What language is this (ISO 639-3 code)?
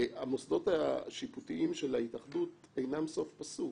heb